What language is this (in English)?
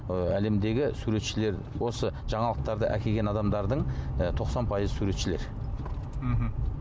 Kazakh